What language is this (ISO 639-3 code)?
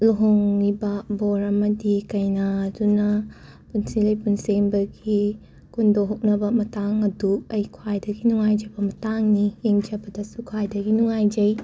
mni